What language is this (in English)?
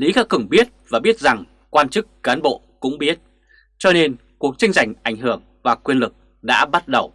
Vietnamese